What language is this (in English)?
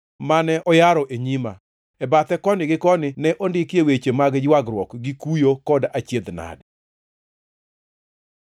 Luo (Kenya and Tanzania)